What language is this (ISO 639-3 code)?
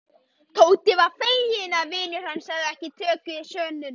isl